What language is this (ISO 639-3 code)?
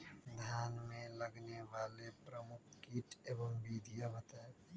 mag